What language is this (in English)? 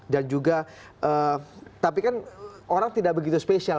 Indonesian